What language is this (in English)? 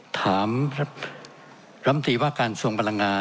Thai